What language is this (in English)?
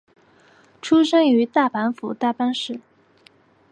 Chinese